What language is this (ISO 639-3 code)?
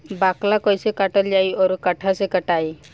bho